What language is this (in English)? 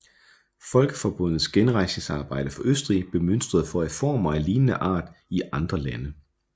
Danish